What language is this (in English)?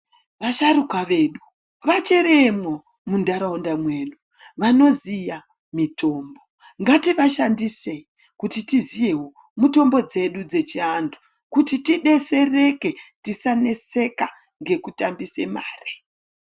Ndau